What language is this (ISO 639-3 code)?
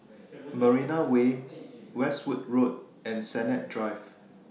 eng